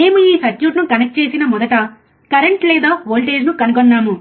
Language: Telugu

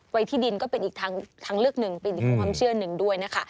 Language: Thai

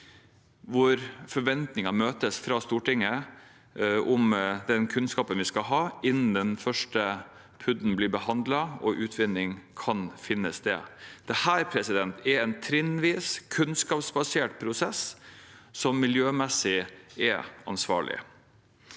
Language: Norwegian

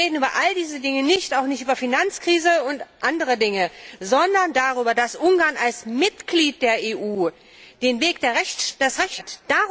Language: German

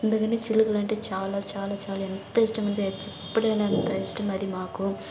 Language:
Telugu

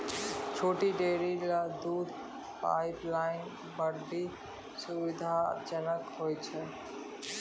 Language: Maithili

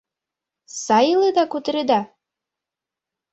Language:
Mari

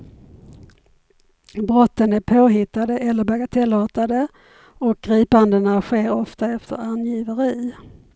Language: Swedish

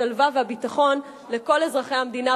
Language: Hebrew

